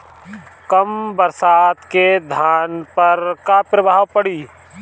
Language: Bhojpuri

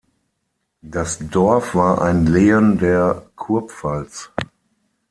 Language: German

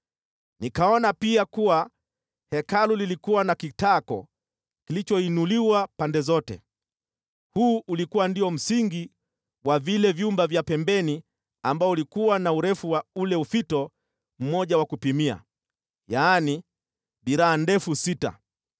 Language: Swahili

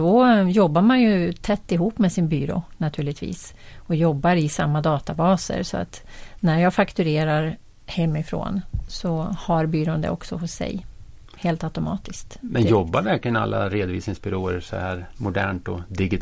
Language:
Swedish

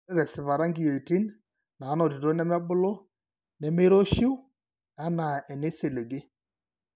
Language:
Masai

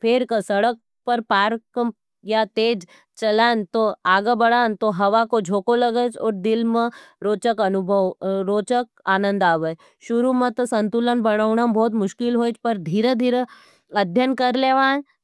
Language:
Nimadi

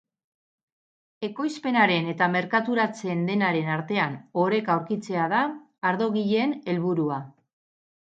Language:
Basque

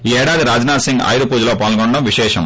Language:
Telugu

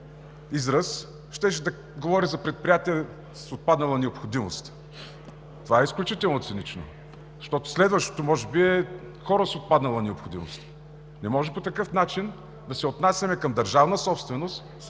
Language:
Bulgarian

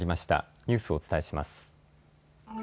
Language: Japanese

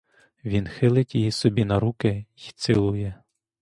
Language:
Ukrainian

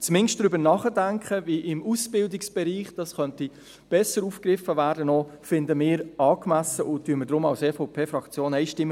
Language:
Swiss German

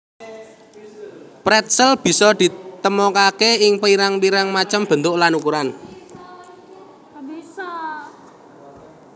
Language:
Javanese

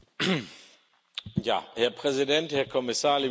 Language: German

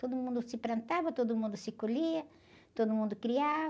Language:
Portuguese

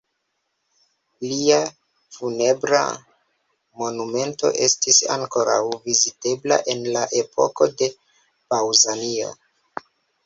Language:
Esperanto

